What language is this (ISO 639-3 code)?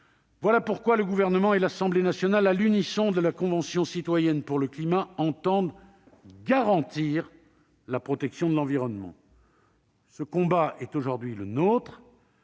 fra